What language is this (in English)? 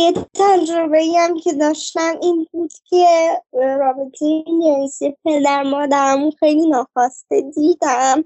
Persian